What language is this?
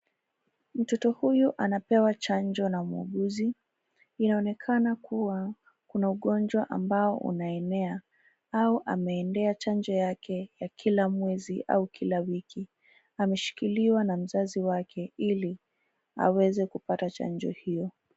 Swahili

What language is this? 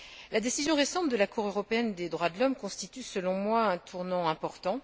French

